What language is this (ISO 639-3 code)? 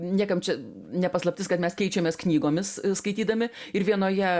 lit